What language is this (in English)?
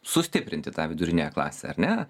Lithuanian